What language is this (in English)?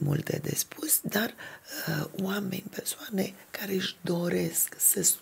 Romanian